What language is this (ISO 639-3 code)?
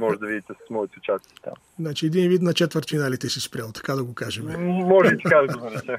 bul